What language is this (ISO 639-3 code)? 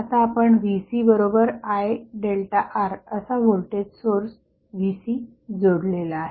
mar